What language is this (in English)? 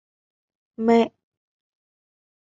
Vietnamese